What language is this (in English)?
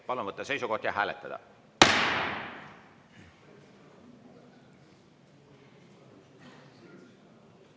Estonian